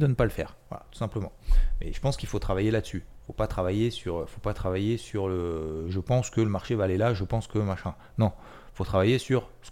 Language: French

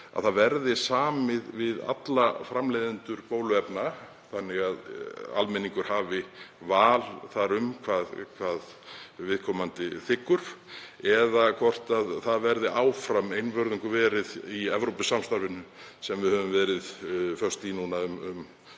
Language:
Icelandic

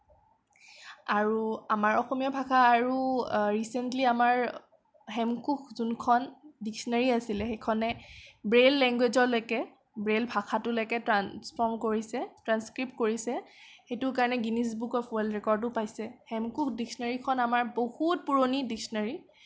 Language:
Assamese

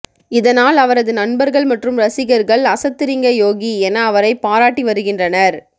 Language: Tamil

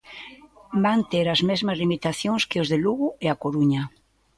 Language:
Galician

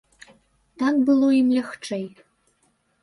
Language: Belarusian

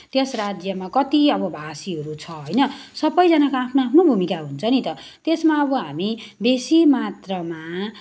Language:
Nepali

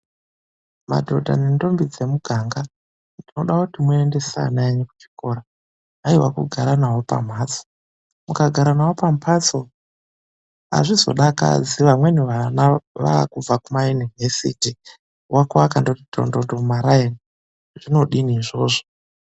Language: Ndau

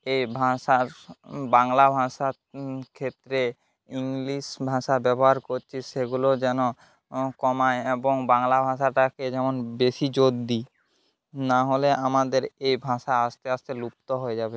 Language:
Bangla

